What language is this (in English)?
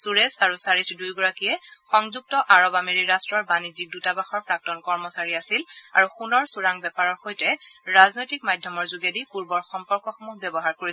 Assamese